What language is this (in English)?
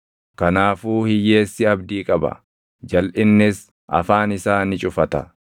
Oromo